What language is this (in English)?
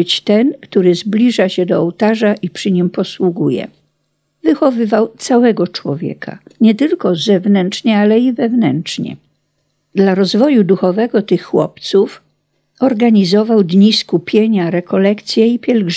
Polish